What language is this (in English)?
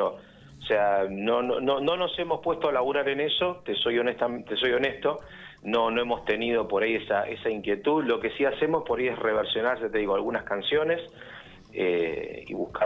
Spanish